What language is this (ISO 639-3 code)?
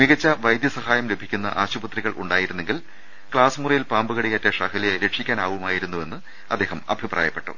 mal